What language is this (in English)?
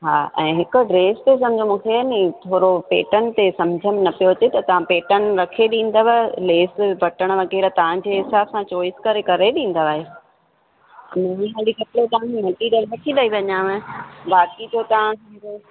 Sindhi